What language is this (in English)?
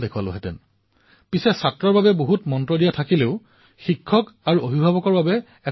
Assamese